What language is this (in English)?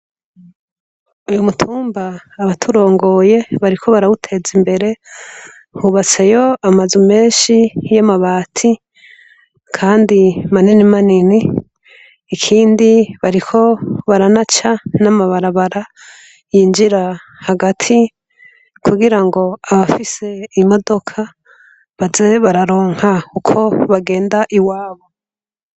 Rundi